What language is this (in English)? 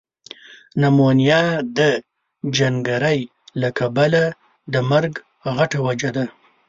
Pashto